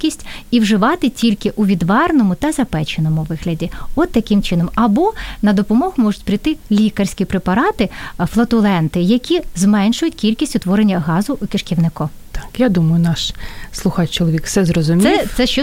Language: Ukrainian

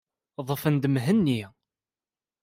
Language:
Kabyle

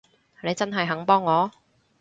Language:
Cantonese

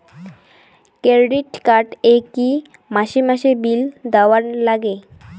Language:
Bangla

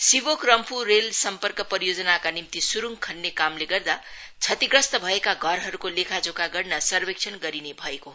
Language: Nepali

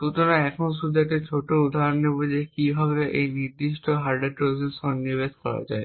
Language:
Bangla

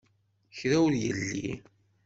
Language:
Kabyle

